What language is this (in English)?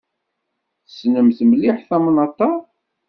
Kabyle